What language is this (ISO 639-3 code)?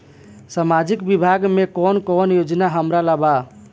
bho